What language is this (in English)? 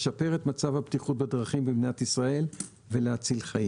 Hebrew